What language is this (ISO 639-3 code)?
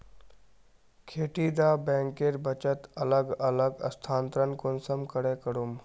mag